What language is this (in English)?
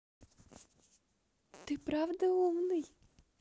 Russian